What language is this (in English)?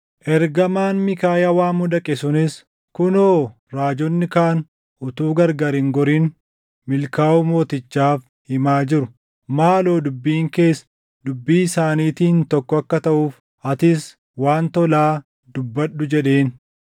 Oromo